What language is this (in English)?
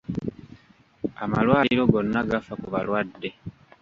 Ganda